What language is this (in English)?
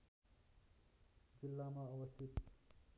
Nepali